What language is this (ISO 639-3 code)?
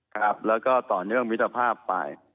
tha